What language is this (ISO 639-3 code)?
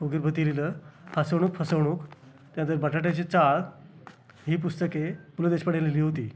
mar